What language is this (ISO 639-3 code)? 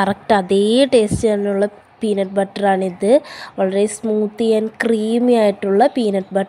mal